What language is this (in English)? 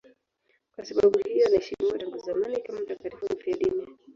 Swahili